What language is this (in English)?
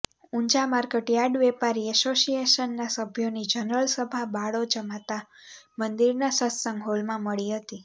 Gujarati